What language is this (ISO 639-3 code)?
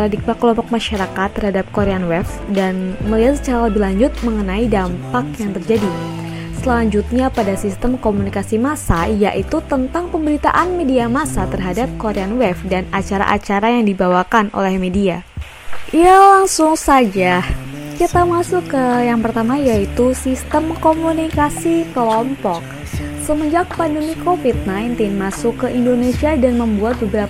ind